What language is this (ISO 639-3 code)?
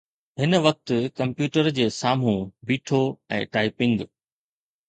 snd